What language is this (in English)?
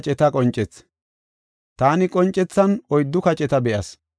Gofa